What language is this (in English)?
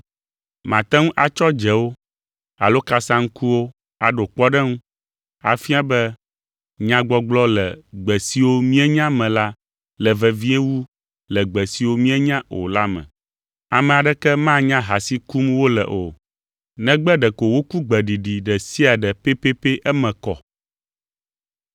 Ewe